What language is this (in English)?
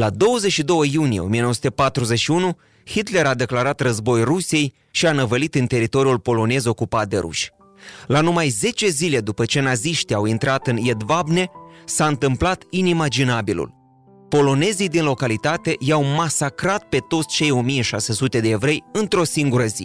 Romanian